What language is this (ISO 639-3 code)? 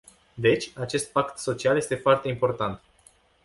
ron